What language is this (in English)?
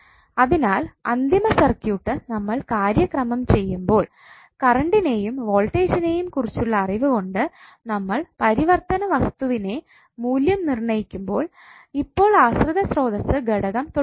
Malayalam